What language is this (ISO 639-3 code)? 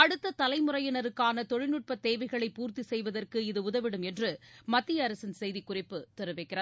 tam